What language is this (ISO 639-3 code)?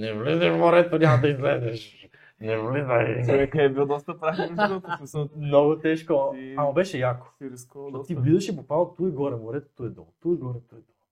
bul